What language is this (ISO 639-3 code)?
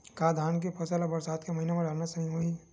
hne